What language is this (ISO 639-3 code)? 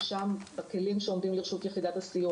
heb